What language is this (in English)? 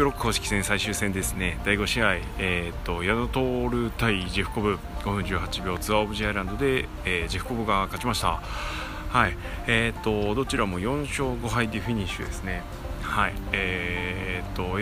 Japanese